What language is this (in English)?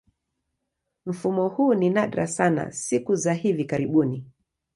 Swahili